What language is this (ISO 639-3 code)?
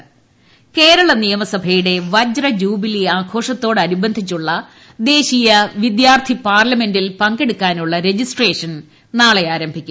mal